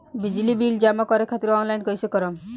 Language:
Bhojpuri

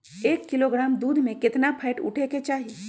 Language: Magahi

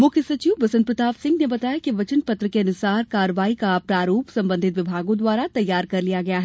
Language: Hindi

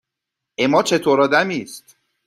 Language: Persian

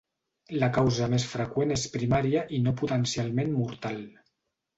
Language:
Catalan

